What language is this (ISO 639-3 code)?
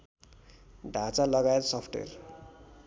nep